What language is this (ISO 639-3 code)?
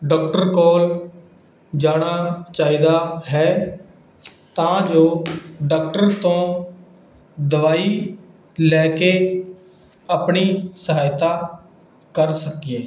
pan